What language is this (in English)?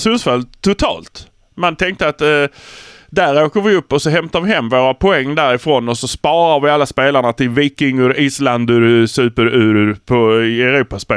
Swedish